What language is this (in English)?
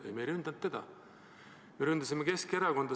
Estonian